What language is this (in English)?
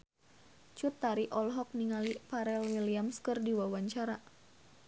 Sundanese